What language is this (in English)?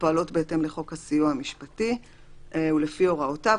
Hebrew